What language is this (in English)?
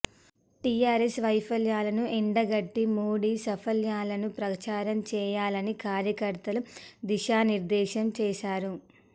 Telugu